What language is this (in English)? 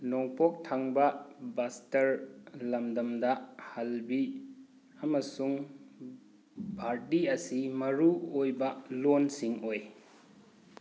Manipuri